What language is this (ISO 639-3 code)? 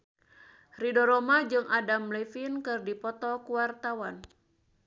sun